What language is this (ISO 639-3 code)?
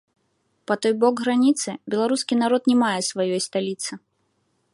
bel